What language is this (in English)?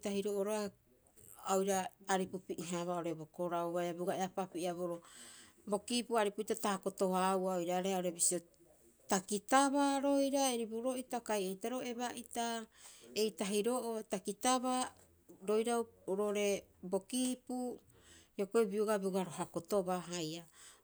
Rapoisi